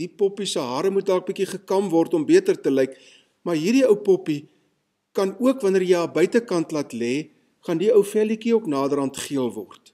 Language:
Dutch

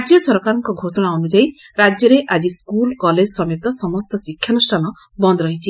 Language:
Odia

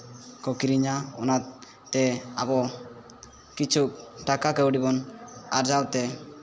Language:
Santali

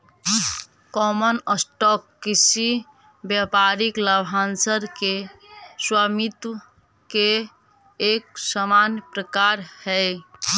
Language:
Magahi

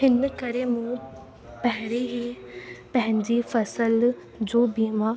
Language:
Sindhi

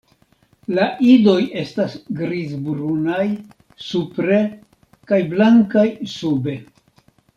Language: Esperanto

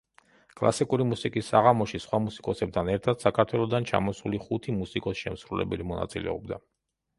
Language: Georgian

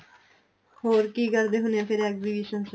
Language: Punjabi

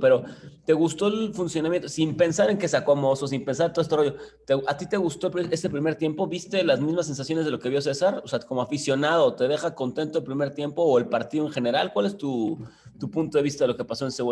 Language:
Spanish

